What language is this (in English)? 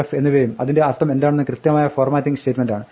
Malayalam